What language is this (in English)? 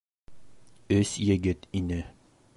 Bashkir